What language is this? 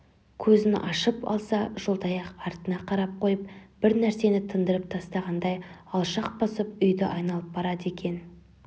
Kazakh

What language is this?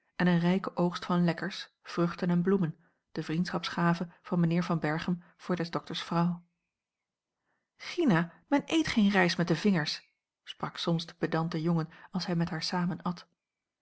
Dutch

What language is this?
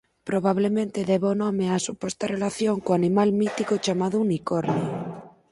Galician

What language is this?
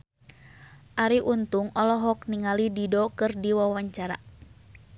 Sundanese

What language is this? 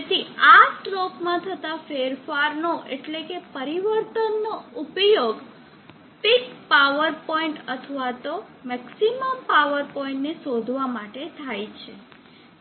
Gujarati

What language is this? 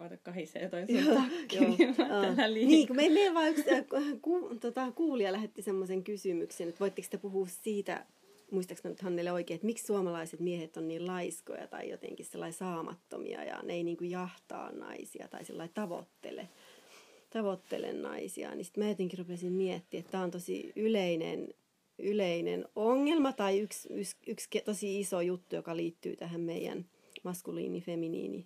Finnish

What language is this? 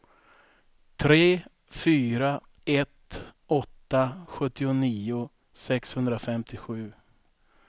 Swedish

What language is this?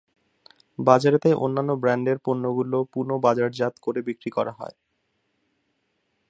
Bangla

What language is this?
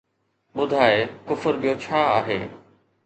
Sindhi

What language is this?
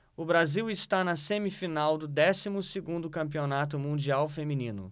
Portuguese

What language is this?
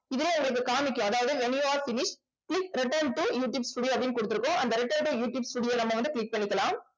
Tamil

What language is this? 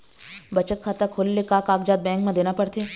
Chhattisgarhi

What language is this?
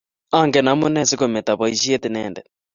Kalenjin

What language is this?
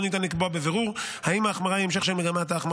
Hebrew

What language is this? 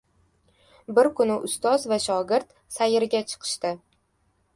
Uzbek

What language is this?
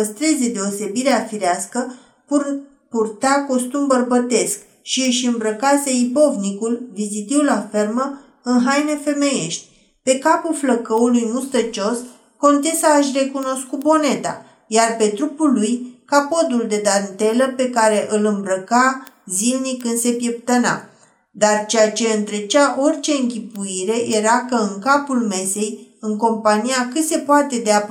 Romanian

